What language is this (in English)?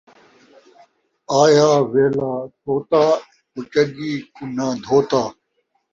Saraiki